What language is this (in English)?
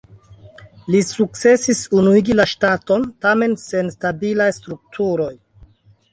Esperanto